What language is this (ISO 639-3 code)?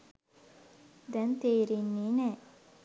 sin